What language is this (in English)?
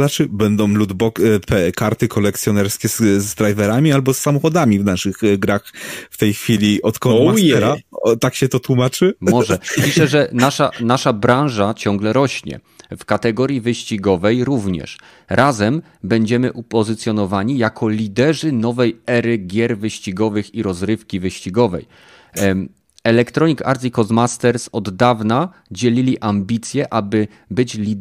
Polish